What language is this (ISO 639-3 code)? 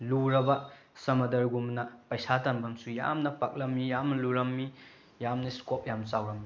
mni